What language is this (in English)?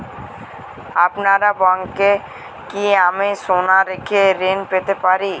Bangla